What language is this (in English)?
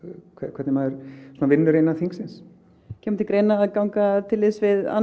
Icelandic